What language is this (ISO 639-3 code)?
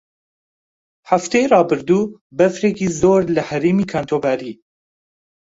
ckb